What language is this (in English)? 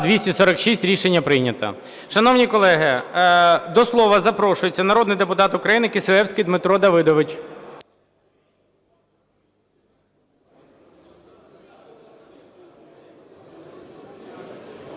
Ukrainian